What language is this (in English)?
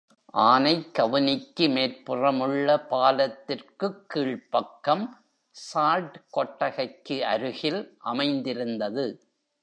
Tamil